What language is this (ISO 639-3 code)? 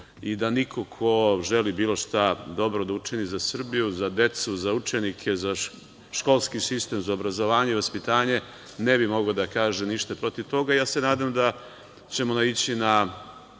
srp